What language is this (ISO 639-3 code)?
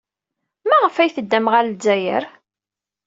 kab